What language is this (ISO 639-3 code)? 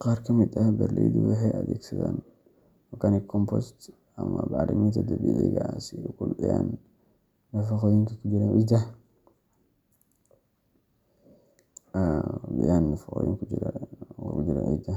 som